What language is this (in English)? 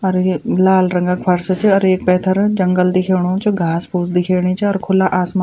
Garhwali